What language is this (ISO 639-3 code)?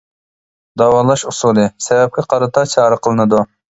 uig